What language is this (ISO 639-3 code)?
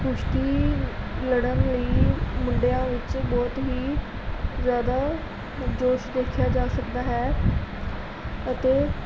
pan